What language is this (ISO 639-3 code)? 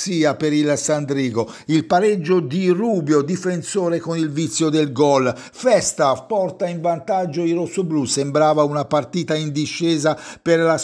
ita